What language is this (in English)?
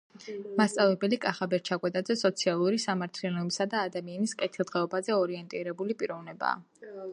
Georgian